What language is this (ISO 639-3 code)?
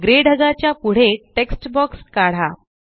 mar